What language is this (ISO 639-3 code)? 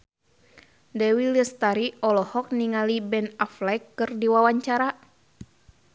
sun